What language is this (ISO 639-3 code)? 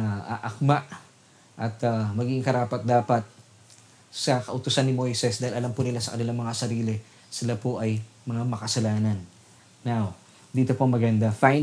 fil